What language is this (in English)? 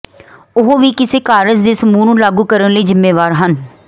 Punjabi